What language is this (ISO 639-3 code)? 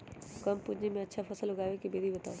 mag